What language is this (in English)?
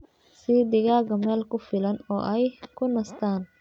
Somali